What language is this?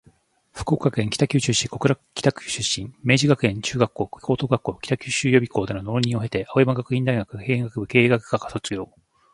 Japanese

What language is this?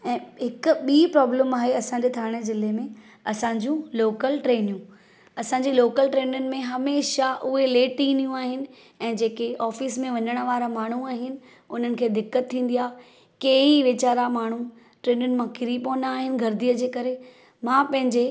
Sindhi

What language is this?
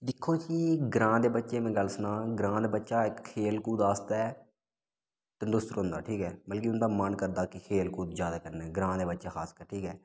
Dogri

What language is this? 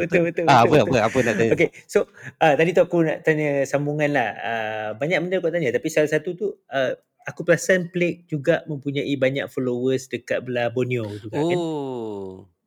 Malay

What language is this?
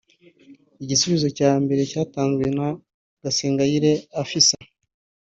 Kinyarwanda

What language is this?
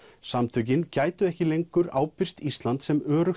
Icelandic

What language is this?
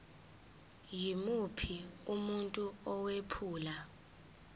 Zulu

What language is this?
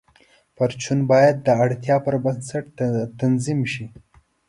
Pashto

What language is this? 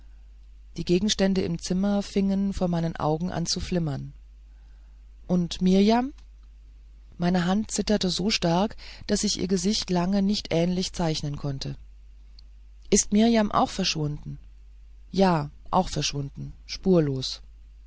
German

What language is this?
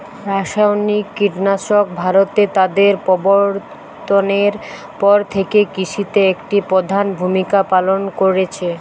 Bangla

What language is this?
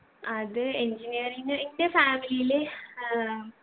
Malayalam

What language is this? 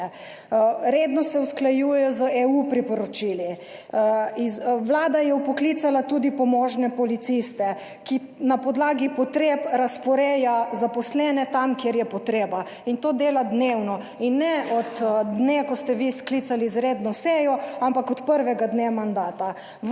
Slovenian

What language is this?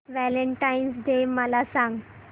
Marathi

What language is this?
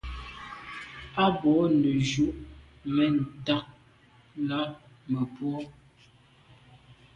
Medumba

